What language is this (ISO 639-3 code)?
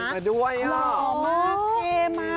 tha